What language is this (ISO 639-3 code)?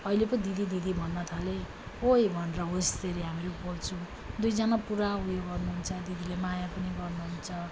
nep